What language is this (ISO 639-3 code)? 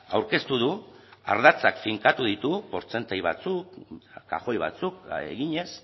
eus